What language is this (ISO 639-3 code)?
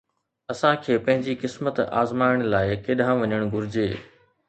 snd